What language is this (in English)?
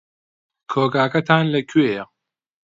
Central Kurdish